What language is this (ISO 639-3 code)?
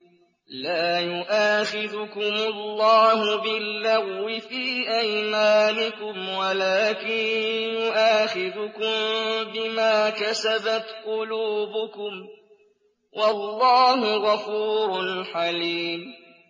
ara